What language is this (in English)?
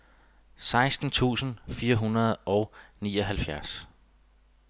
Danish